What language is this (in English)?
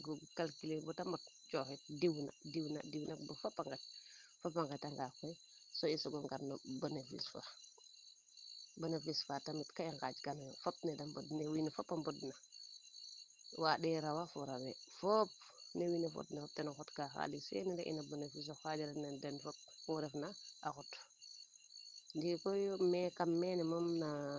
Serer